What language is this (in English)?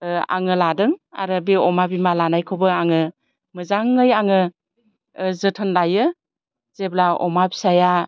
Bodo